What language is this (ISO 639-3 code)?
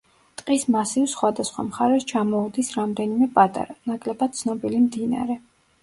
kat